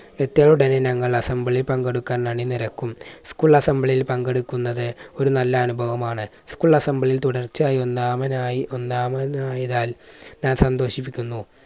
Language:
Malayalam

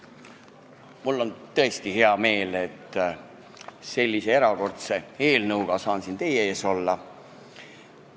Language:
Estonian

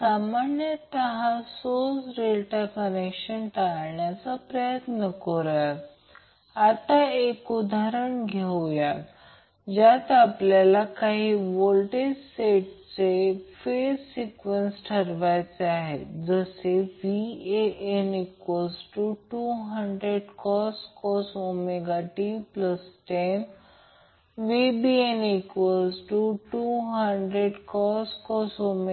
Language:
Marathi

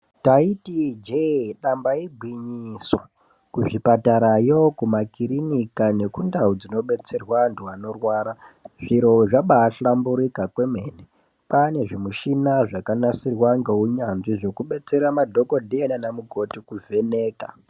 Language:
Ndau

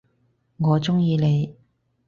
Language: Cantonese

